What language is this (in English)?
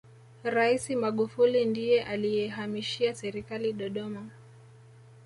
Swahili